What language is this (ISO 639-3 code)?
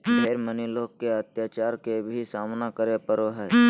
mag